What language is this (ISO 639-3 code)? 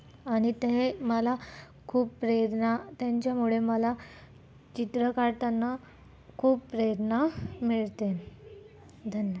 mar